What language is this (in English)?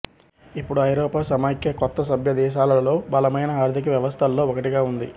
Telugu